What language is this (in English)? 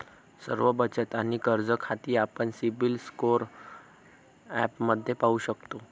Marathi